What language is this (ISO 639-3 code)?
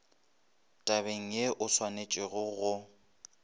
nso